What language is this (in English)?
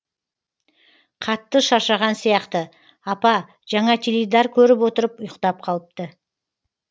Kazakh